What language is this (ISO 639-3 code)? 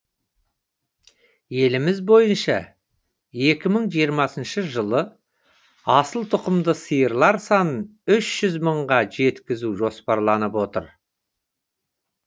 kaz